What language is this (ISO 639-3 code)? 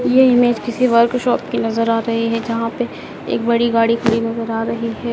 hin